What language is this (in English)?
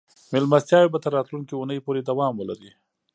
Pashto